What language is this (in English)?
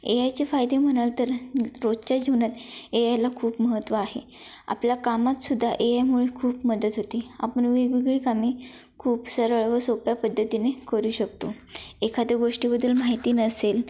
Marathi